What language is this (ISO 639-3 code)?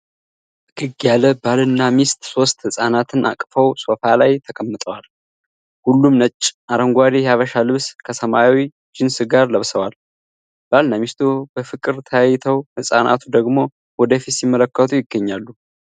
amh